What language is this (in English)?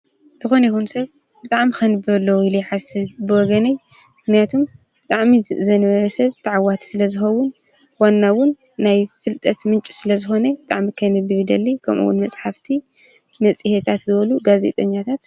Tigrinya